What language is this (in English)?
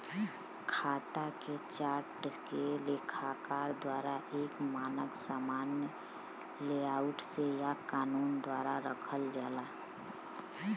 Bhojpuri